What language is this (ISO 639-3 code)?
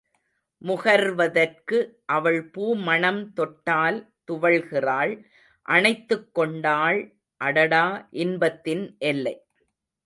tam